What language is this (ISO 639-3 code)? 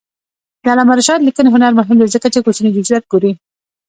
pus